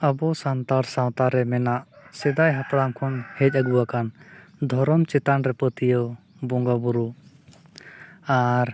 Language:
Santali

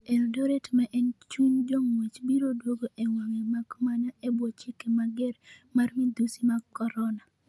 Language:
Luo (Kenya and Tanzania)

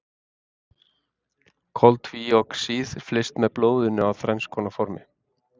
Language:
Icelandic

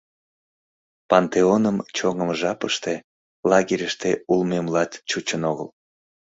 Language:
Mari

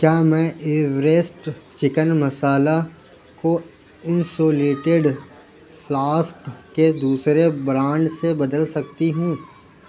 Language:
Urdu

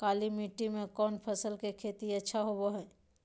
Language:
Magahi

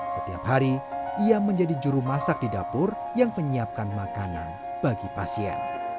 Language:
Indonesian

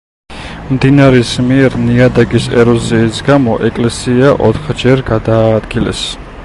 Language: Georgian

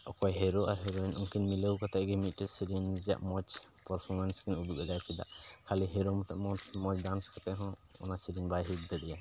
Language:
Santali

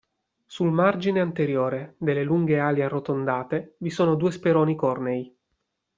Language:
Italian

